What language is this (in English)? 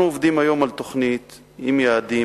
Hebrew